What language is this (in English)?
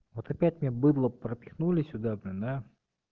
Russian